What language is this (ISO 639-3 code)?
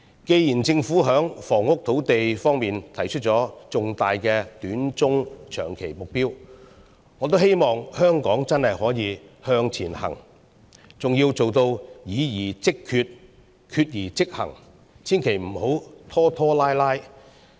yue